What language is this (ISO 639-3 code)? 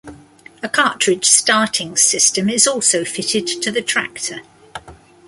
eng